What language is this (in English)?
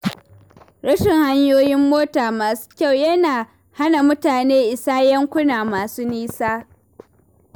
Hausa